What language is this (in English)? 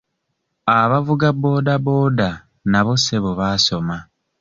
Ganda